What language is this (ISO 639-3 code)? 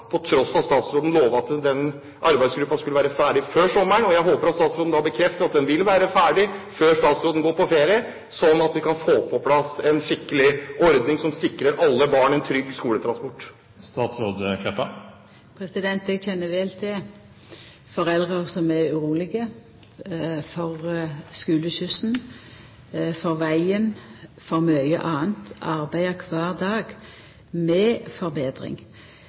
nor